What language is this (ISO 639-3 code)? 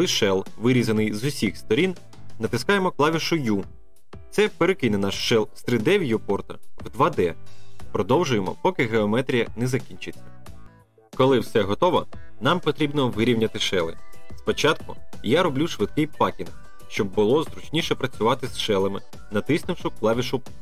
ukr